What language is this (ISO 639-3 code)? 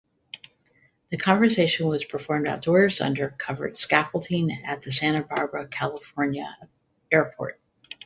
eng